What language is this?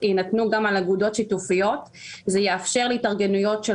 Hebrew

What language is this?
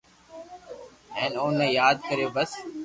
Loarki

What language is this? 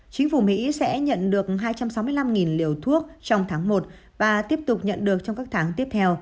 Vietnamese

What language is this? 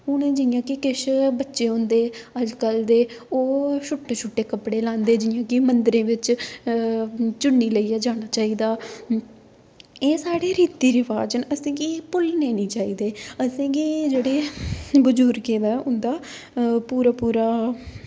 Dogri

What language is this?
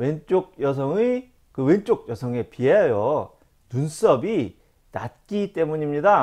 Korean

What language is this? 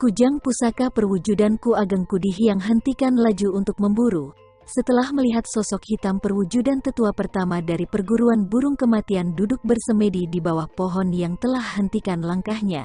Indonesian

